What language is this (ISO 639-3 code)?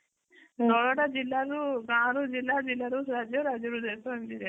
ori